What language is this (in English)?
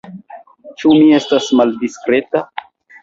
Esperanto